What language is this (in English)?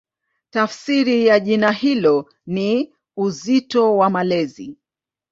Swahili